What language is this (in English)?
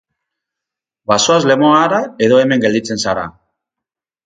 Basque